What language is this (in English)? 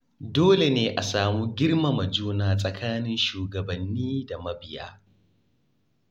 Hausa